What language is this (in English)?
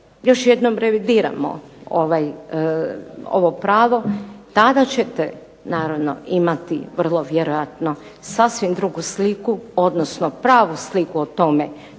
Croatian